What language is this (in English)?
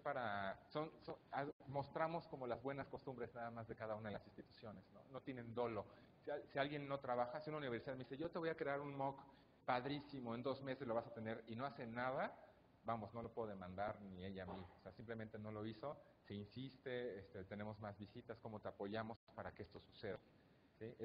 Spanish